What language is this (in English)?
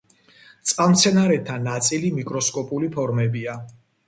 Georgian